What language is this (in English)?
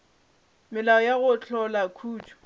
Northern Sotho